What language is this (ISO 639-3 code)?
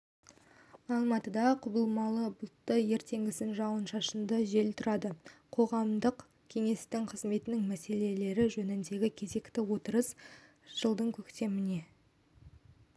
kaz